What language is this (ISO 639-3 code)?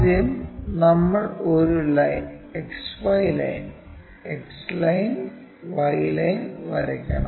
mal